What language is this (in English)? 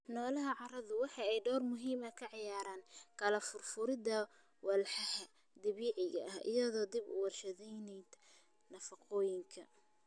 Somali